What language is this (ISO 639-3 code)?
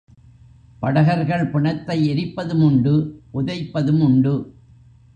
tam